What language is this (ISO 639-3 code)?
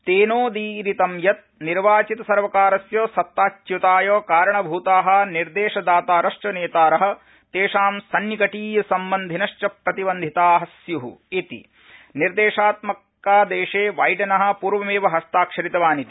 san